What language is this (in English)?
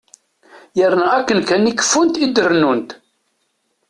Kabyle